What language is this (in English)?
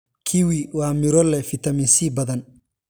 Somali